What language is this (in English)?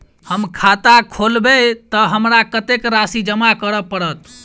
Maithili